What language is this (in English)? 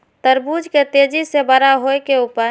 Maithili